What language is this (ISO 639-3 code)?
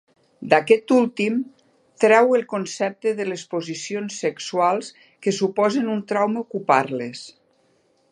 cat